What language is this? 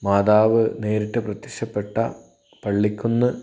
Malayalam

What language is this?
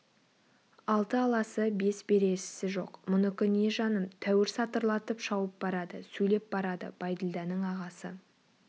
Kazakh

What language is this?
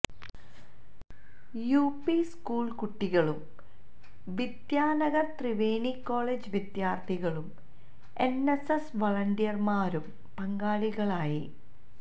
Malayalam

